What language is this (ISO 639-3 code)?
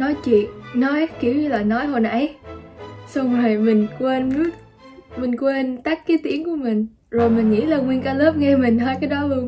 vie